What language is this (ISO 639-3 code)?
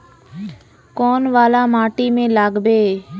mag